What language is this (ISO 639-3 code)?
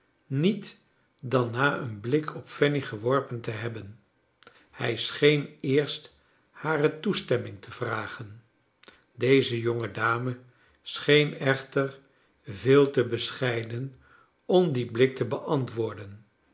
nld